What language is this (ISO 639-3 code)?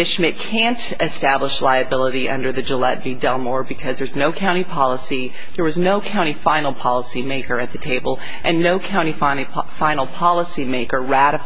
eng